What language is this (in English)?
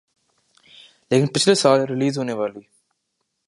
Urdu